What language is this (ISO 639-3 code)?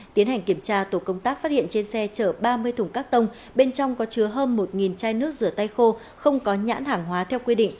vie